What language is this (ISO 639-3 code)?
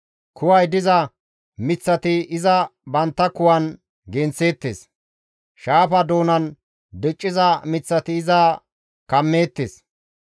gmv